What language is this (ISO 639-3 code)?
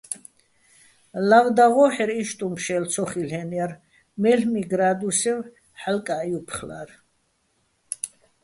bbl